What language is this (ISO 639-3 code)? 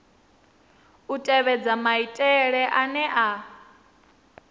ven